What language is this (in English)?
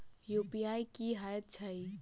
Maithili